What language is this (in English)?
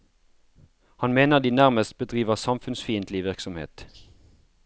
Norwegian